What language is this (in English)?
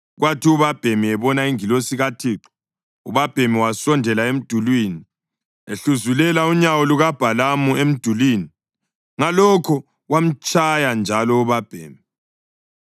North Ndebele